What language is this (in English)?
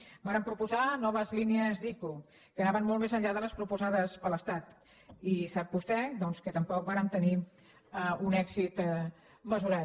Catalan